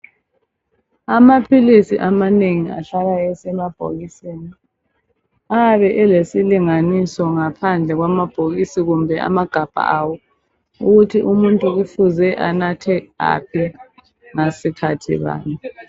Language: North Ndebele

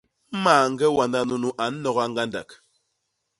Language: Basaa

